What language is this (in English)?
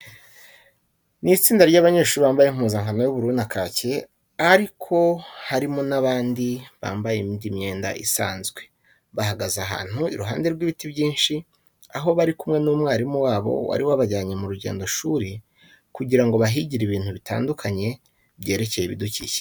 Kinyarwanda